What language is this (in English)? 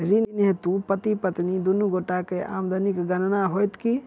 Maithili